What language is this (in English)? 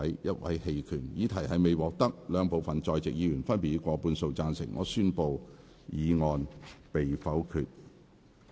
Cantonese